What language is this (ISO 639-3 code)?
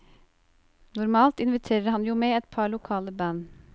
nor